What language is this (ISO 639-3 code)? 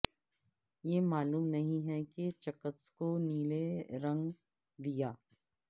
urd